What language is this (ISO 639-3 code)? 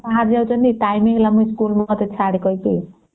ori